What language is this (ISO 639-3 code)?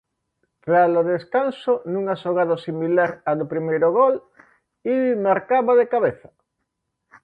glg